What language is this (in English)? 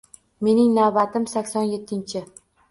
Uzbek